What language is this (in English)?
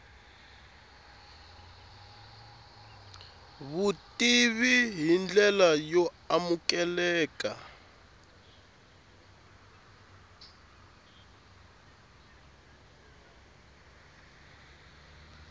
Tsonga